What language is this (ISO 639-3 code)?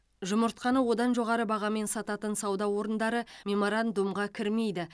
kaz